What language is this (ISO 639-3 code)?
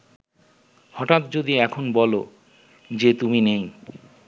ben